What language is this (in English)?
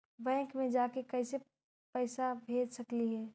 Magahi